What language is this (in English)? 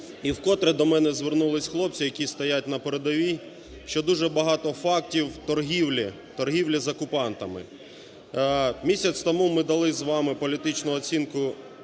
Ukrainian